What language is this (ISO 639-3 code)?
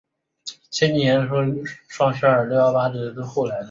zho